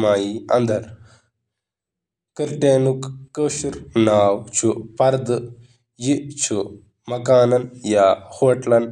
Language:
Kashmiri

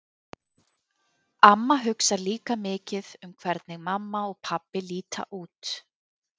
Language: Icelandic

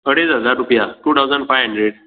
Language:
Konkani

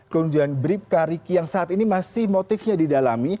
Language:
Indonesian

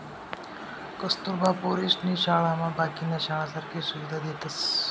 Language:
Marathi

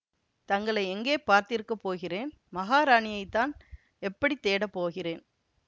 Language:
Tamil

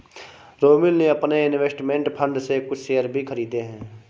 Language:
Hindi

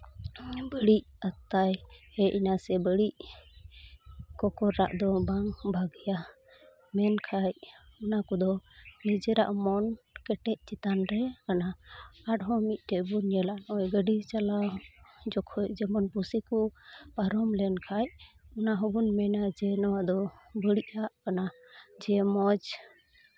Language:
Santali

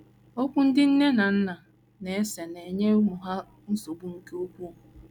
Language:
Igbo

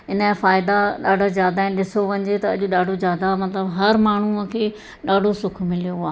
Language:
Sindhi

